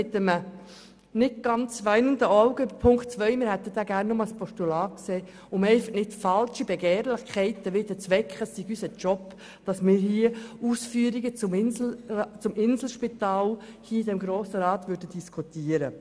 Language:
Swiss German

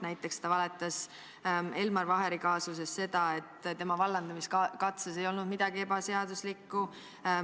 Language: Estonian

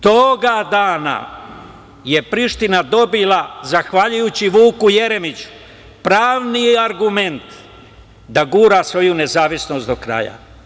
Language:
Serbian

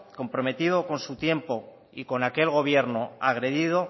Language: Spanish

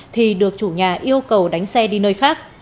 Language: Vietnamese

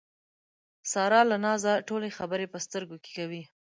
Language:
Pashto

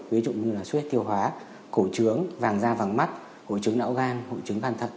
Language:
Vietnamese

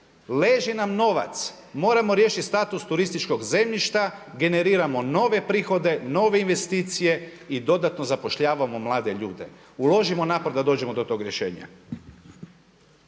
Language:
Croatian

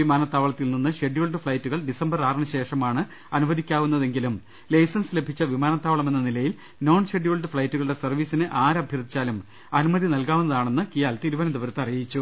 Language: Malayalam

